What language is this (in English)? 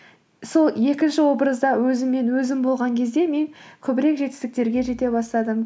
Kazakh